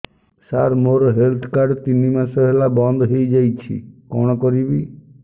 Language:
Odia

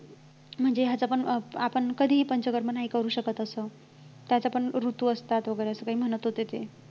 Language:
Marathi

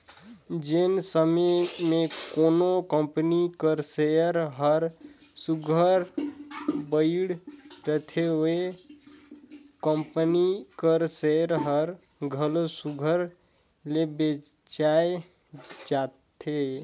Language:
Chhattisgarhi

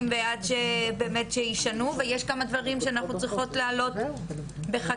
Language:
Hebrew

